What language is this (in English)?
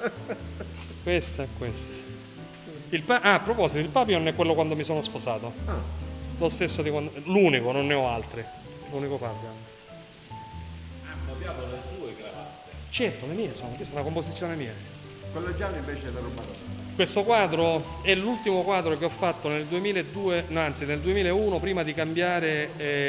Italian